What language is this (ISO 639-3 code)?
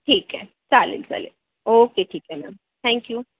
mar